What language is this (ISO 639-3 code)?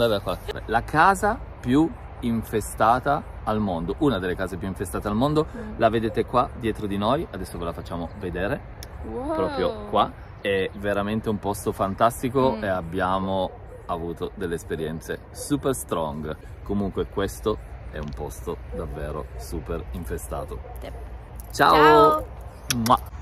ita